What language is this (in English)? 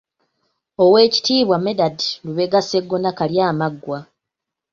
Ganda